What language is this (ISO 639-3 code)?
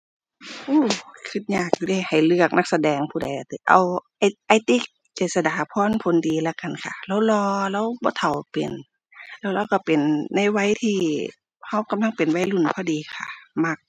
tha